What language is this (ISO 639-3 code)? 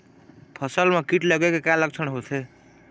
hne